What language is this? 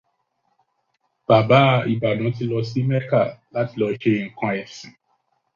Yoruba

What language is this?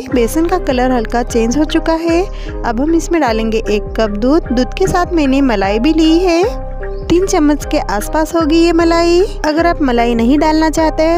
Hindi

